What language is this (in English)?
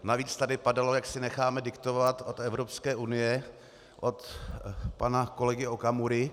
Czech